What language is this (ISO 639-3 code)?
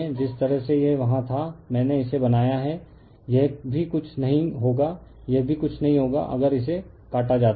hin